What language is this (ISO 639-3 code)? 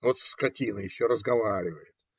rus